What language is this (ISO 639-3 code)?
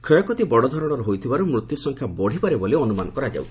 ori